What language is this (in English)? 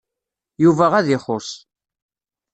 Kabyle